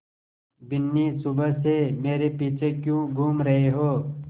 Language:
Hindi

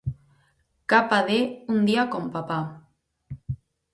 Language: Galician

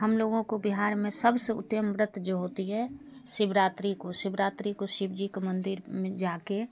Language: Hindi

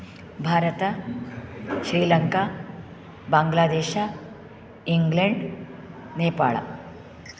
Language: Sanskrit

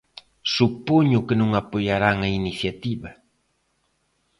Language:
Galician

